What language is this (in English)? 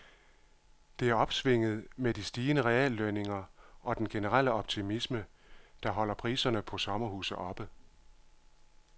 Danish